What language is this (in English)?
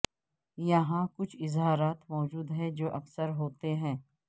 Urdu